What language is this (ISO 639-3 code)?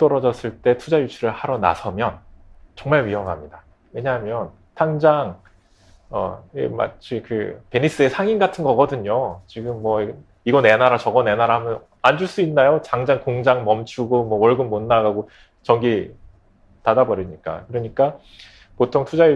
kor